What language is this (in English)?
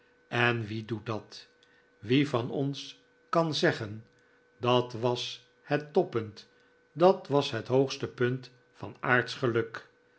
Dutch